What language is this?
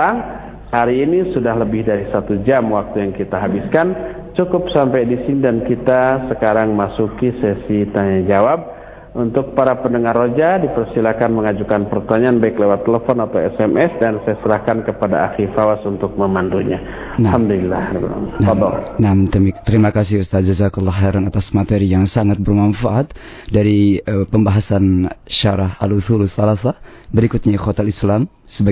Indonesian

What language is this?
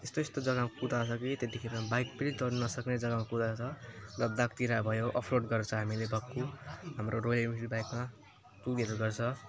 Nepali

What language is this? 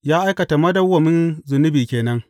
Hausa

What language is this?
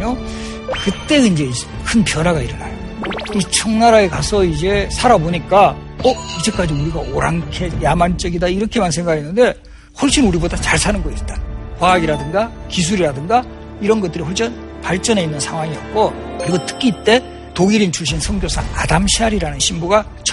Korean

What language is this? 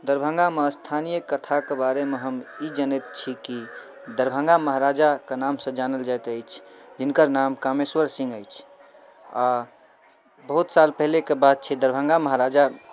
Maithili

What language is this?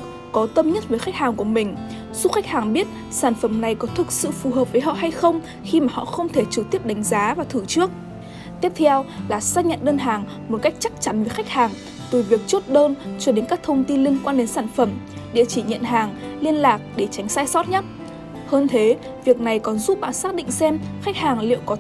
Vietnamese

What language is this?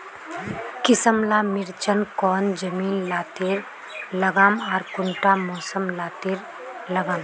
Magahi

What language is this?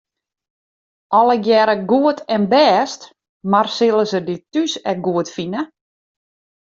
Western Frisian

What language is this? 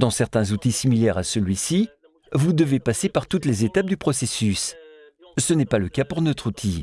French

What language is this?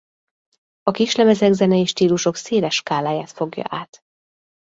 Hungarian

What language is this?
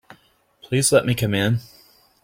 English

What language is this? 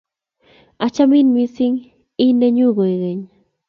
Kalenjin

